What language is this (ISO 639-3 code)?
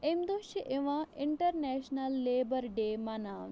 kas